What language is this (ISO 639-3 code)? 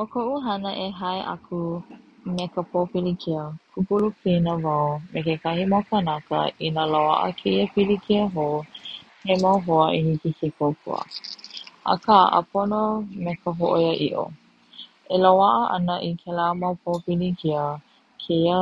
haw